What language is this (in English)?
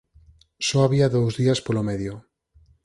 Galician